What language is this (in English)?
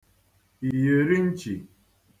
Igbo